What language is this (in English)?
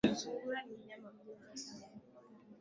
Swahili